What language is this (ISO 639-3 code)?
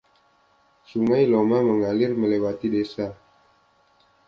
ind